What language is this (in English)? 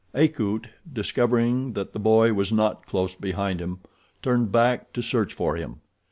English